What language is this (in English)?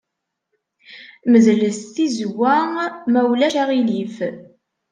Kabyle